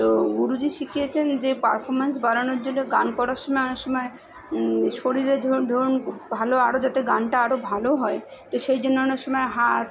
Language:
Bangla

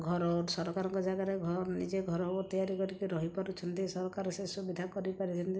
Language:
Odia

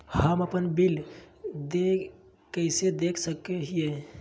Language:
Magahi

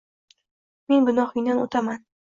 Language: Uzbek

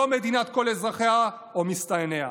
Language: Hebrew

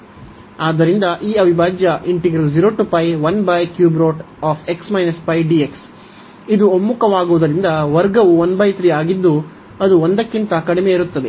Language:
Kannada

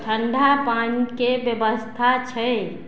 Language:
Maithili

